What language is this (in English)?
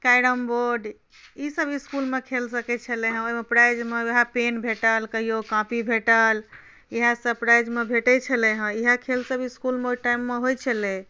Maithili